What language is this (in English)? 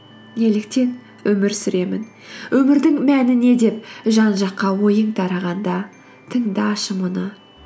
Kazakh